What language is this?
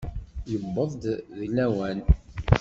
Kabyle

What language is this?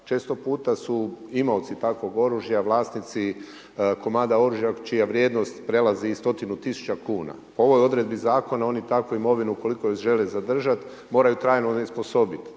Croatian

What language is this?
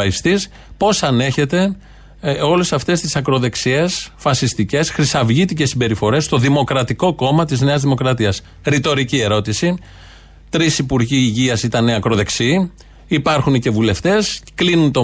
Greek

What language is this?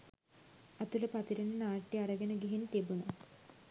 Sinhala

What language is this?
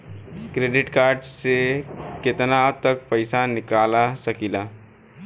Bhojpuri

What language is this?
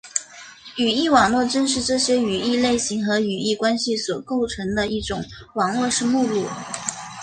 Chinese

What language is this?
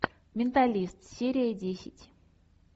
Russian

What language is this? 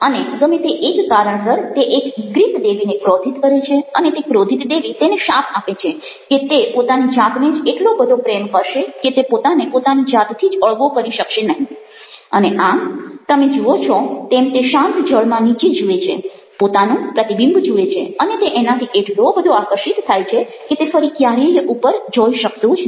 Gujarati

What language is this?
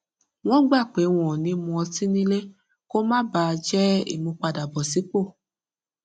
Yoruba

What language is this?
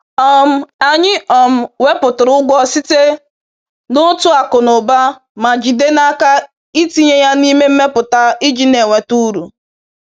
Igbo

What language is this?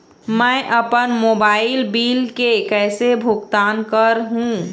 Chhattisgarhi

